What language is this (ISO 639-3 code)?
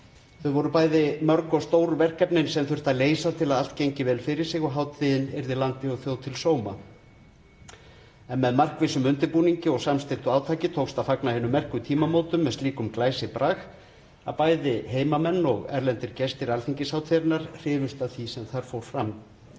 isl